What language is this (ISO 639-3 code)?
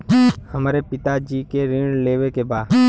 bho